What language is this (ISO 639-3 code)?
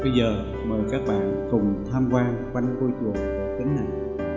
vie